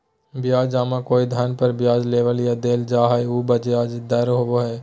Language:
Magahi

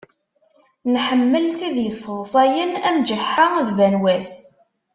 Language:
Kabyle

